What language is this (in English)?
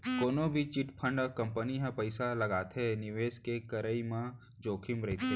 Chhattisgarhi